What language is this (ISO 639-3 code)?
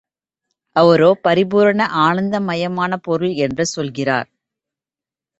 tam